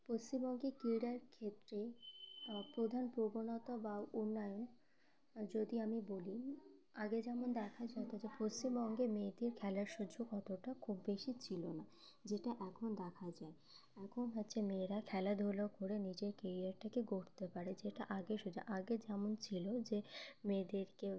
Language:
Bangla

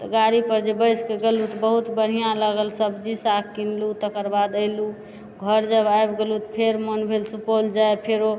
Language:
Maithili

